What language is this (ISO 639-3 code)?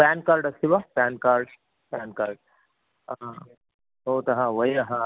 san